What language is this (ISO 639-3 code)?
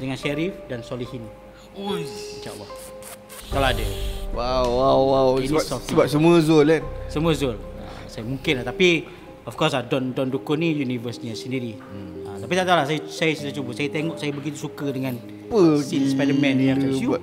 msa